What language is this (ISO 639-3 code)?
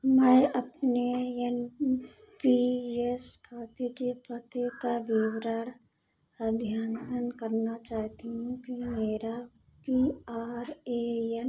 hin